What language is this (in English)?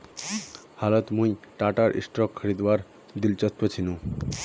Magahi